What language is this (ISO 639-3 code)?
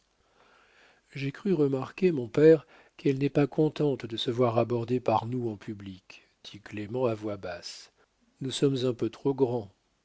fra